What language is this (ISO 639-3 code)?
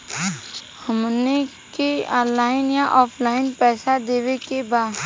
bho